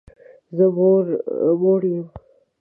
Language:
Pashto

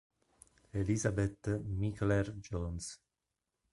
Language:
Italian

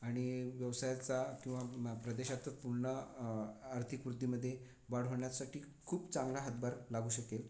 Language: Marathi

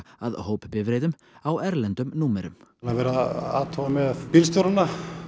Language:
Icelandic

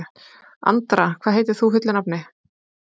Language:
Icelandic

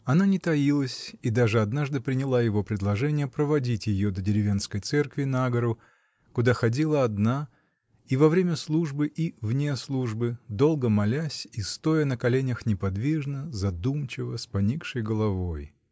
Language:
Russian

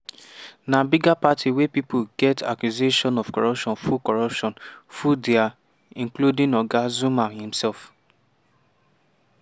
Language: Nigerian Pidgin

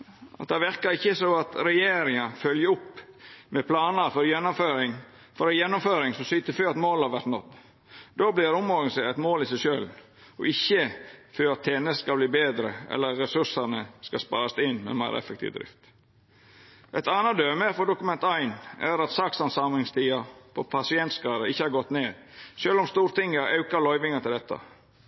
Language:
Norwegian Nynorsk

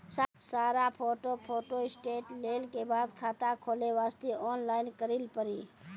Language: Maithili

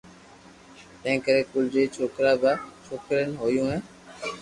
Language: Loarki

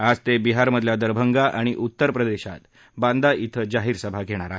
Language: Marathi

